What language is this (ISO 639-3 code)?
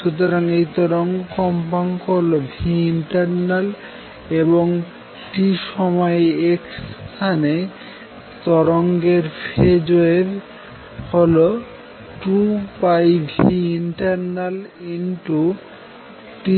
ben